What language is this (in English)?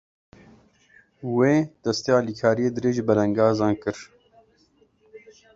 Kurdish